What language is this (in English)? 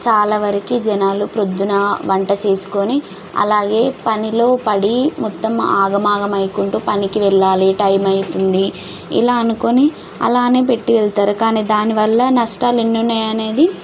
Telugu